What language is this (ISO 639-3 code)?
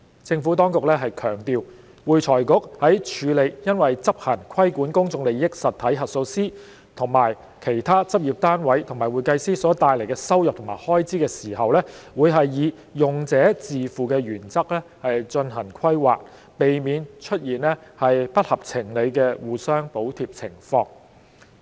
yue